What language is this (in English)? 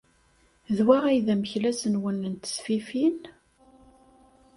Kabyle